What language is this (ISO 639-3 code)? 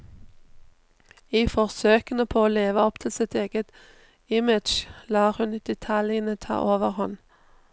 nor